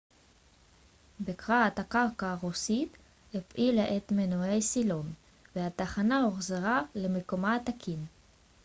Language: Hebrew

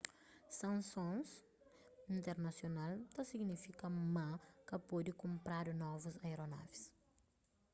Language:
Kabuverdianu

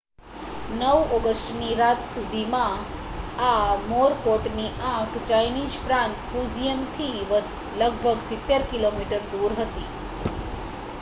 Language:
Gujarati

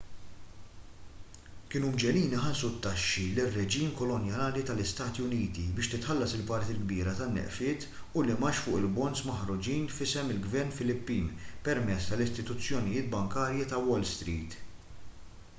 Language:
Maltese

